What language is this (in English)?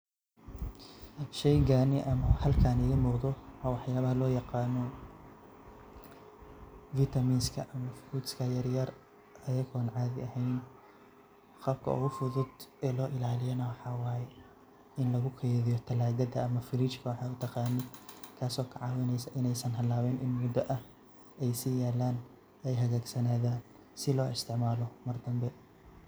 Somali